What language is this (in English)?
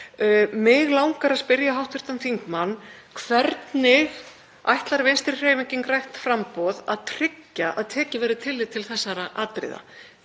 Icelandic